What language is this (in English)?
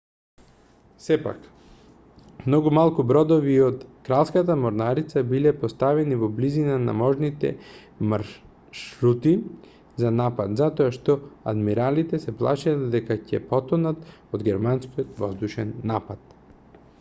Macedonian